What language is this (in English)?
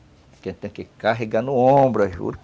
Portuguese